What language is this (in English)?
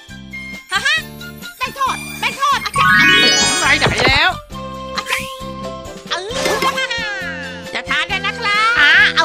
Thai